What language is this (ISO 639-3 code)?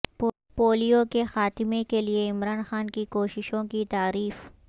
urd